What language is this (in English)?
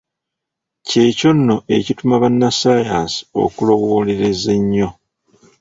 Ganda